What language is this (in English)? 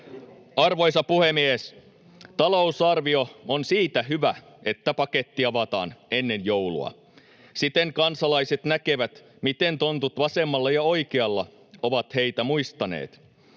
Finnish